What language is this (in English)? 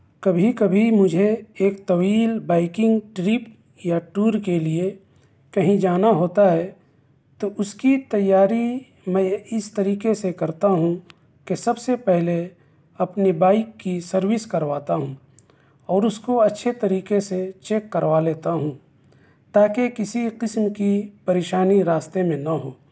Urdu